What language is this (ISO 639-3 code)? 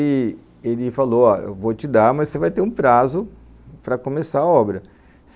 por